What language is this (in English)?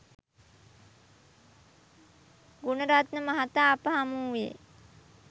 Sinhala